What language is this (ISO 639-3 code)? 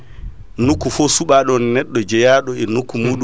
ful